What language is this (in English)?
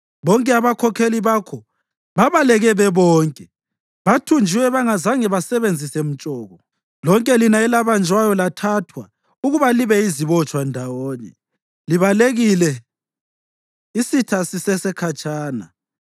North Ndebele